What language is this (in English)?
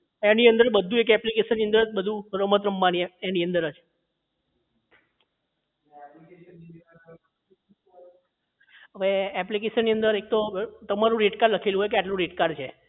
Gujarati